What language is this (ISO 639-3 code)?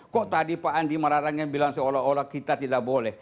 ind